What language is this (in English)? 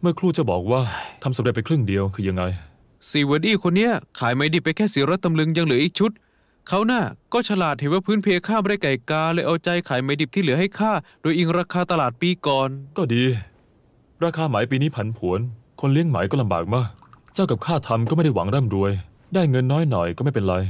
Thai